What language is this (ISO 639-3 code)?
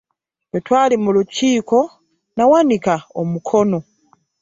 lug